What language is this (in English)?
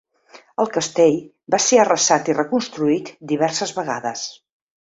Catalan